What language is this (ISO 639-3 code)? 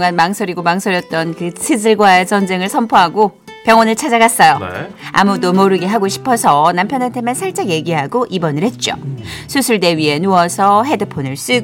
kor